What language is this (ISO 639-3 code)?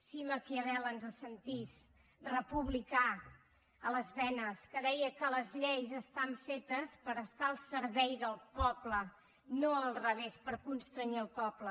cat